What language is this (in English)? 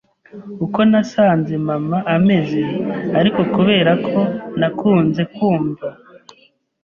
Kinyarwanda